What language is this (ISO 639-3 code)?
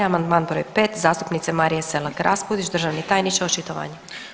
hrv